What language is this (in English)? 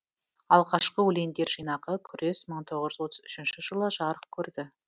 Kazakh